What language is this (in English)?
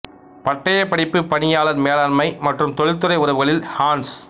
Tamil